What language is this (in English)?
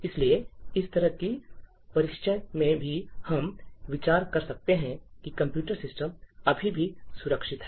Hindi